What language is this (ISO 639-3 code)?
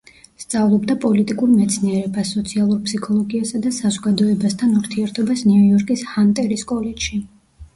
kat